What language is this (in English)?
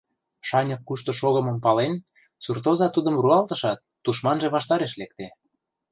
Mari